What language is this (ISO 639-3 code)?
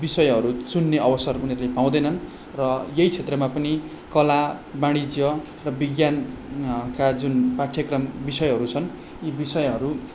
nep